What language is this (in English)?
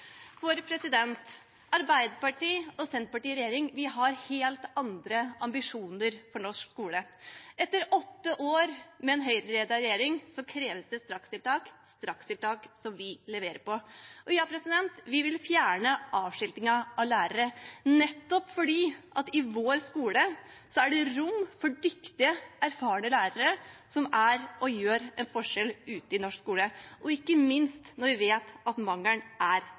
Norwegian Bokmål